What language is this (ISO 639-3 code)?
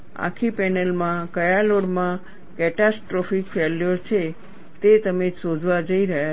guj